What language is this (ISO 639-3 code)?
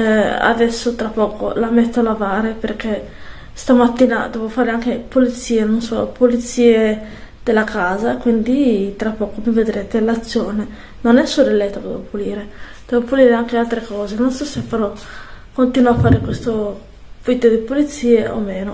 ita